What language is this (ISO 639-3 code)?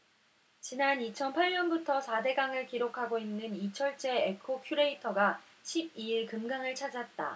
kor